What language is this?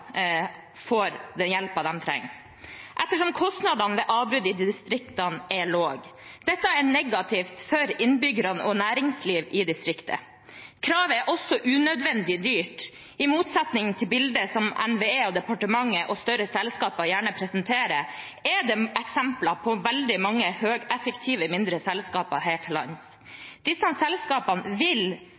Norwegian Bokmål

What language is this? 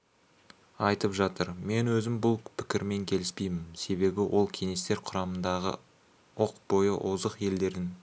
Kazakh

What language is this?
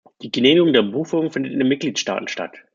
German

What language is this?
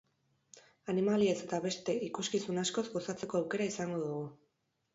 Basque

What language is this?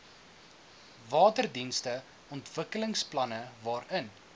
Afrikaans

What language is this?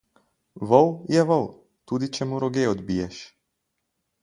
Slovenian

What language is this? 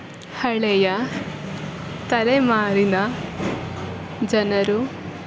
Kannada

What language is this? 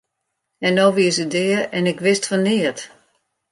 Western Frisian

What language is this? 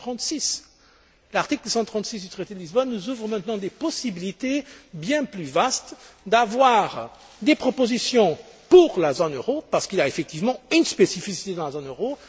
French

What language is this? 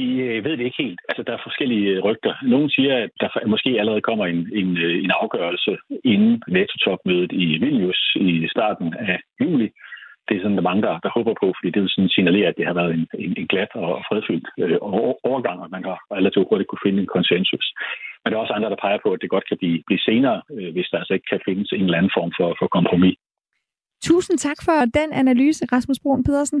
Danish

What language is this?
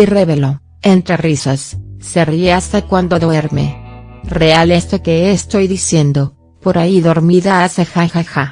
Spanish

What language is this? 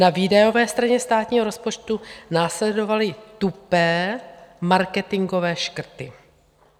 Czech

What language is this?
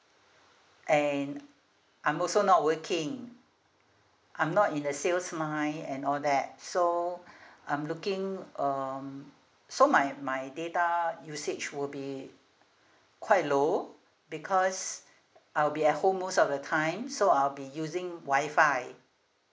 English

